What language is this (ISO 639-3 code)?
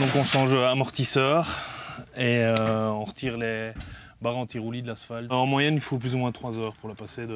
fra